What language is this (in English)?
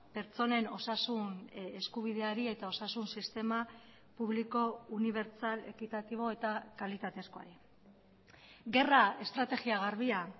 Basque